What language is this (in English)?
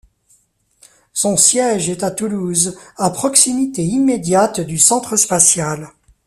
French